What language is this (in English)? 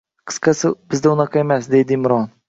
Uzbek